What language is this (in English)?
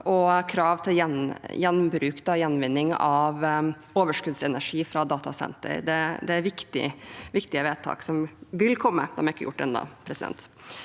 Norwegian